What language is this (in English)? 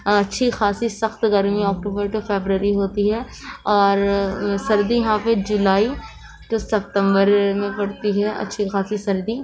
Urdu